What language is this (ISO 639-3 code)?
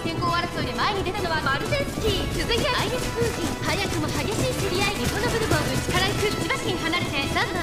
jpn